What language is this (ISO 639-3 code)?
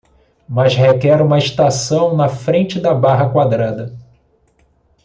por